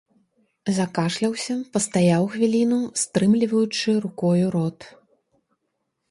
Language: Belarusian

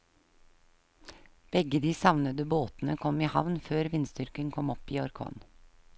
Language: Norwegian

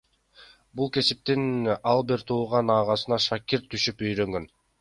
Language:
Kyrgyz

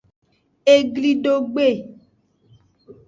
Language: Aja (Benin)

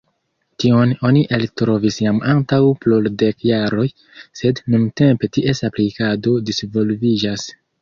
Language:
Esperanto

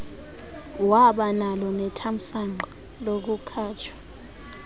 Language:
Xhosa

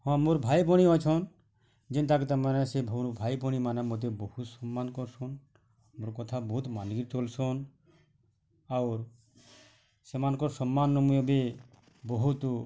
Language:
Odia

